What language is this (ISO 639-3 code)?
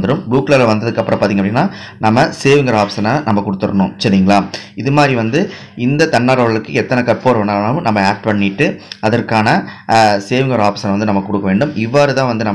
tam